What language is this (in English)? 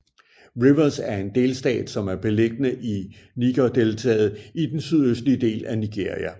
Danish